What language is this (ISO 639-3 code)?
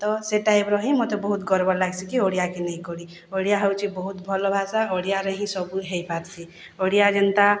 ori